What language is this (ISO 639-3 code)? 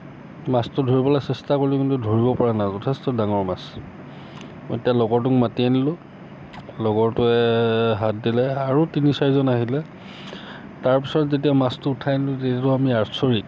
asm